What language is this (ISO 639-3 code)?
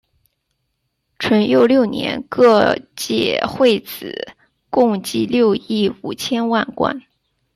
zho